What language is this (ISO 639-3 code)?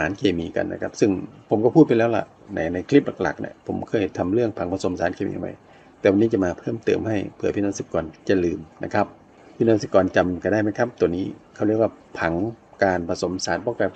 tha